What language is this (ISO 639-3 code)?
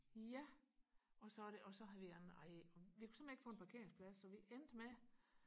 dan